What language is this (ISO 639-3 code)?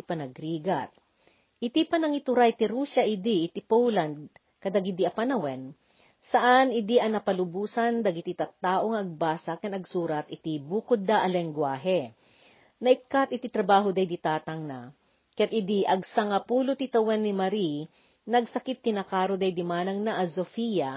fil